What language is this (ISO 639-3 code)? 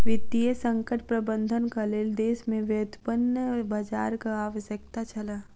mai